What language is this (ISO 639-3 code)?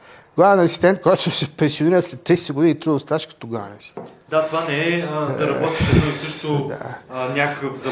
bul